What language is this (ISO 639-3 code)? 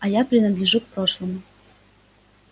rus